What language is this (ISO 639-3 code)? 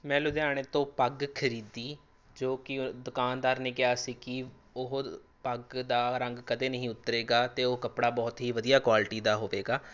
pan